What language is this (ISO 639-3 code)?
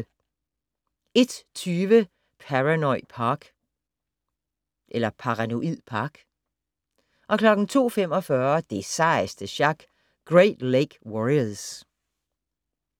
dan